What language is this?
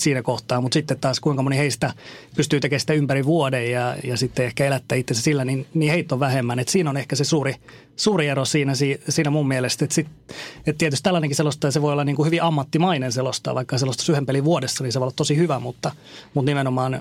Finnish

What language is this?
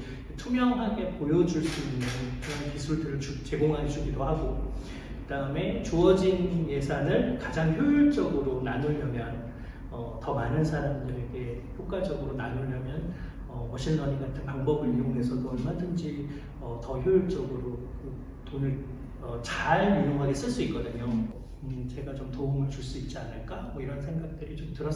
Korean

